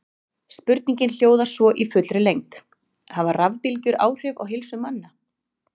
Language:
Icelandic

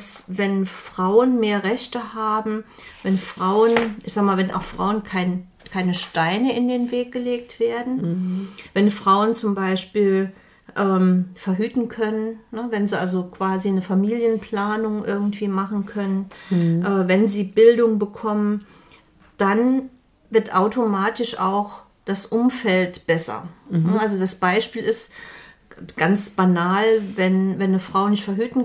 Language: German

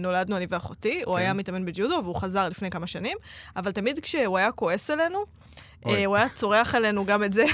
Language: Hebrew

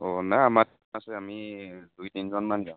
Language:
Assamese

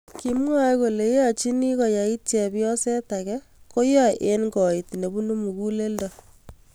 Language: Kalenjin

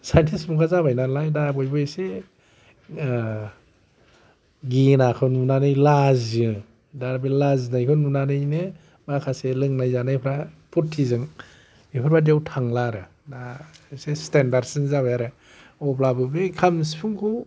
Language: Bodo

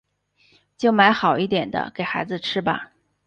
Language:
Chinese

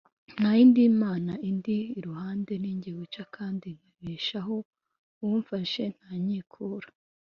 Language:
Kinyarwanda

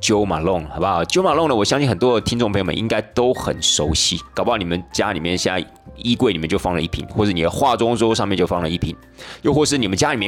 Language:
Chinese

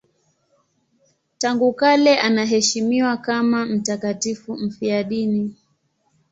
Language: Swahili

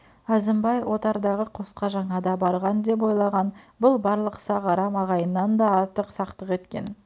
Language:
Kazakh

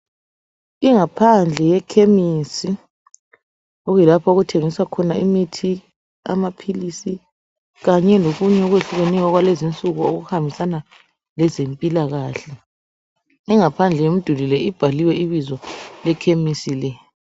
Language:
North Ndebele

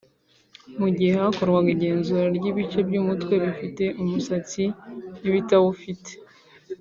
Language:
Kinyarwanda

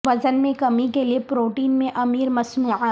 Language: Urdu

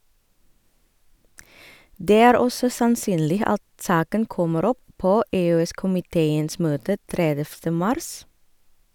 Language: Norwegian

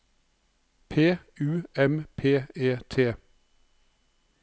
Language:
Norwegian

